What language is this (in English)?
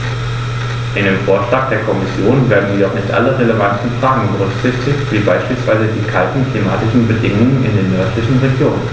German